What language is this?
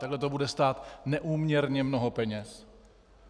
Czech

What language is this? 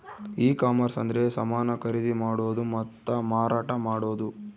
Kannada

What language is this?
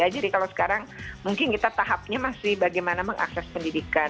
Indonesian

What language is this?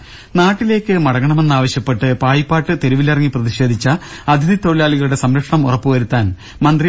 Malayalam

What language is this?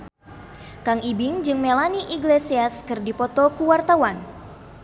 Sundanese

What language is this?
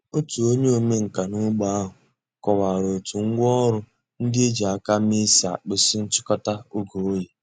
Igbo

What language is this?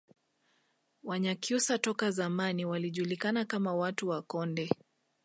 Swahili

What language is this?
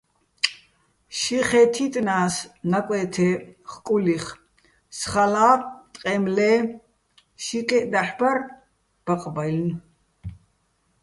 Bats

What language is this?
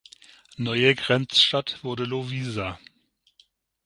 German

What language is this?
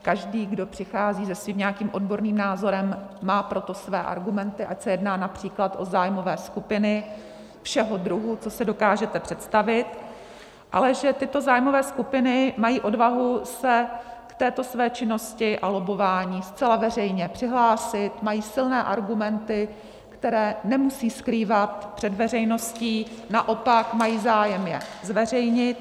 Czech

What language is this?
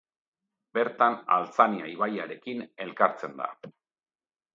Basque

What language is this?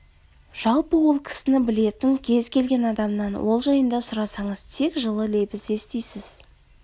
Kazakh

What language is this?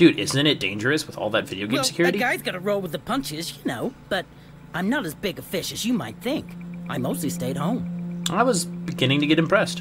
English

